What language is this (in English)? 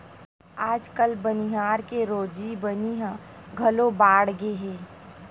Chhattisgarhi